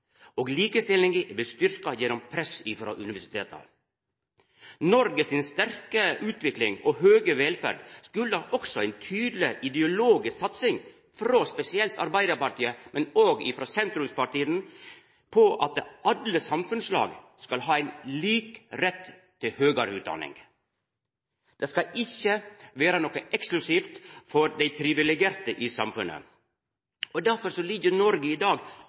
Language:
Norwegian Nynorsk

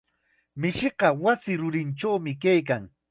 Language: Chiquián Ancash Quechua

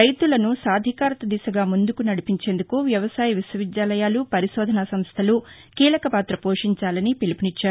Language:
Telugu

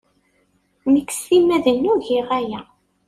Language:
Kabyle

